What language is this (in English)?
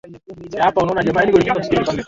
Swahili